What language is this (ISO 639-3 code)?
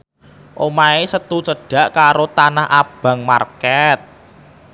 jav